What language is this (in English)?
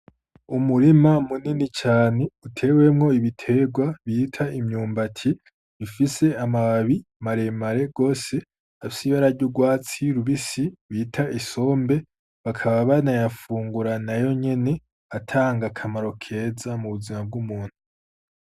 Rundi